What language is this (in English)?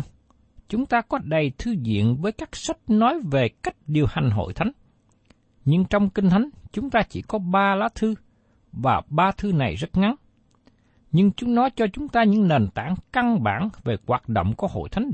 Vietnamese